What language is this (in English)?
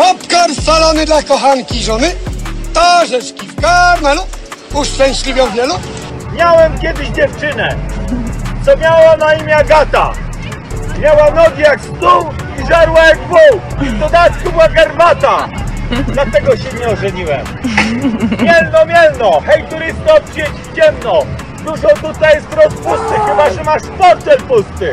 Polish